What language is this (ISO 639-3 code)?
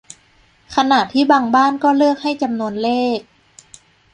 tha